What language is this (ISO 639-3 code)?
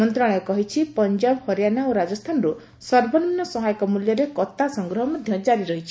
ori